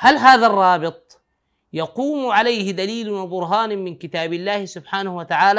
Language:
Arabic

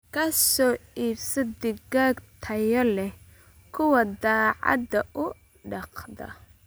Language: Somali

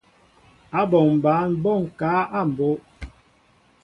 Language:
Mbo (Cameroon)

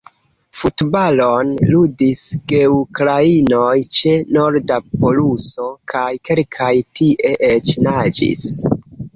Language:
Esperanto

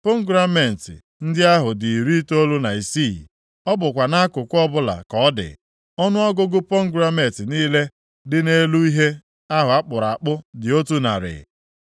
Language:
Igbo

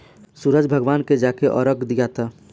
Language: Bhojpuri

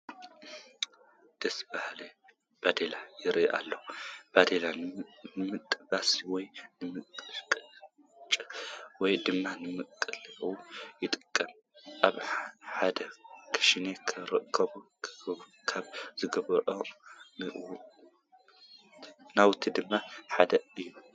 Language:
Tigrinya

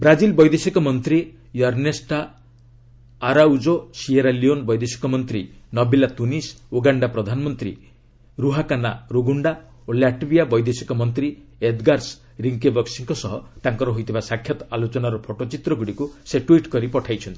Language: Odia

